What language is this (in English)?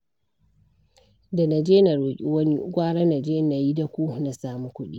Hausa